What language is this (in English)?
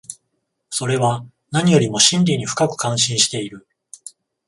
Japanese